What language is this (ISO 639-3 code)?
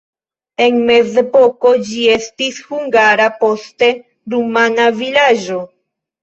epo